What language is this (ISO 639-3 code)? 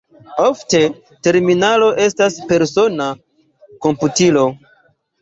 epo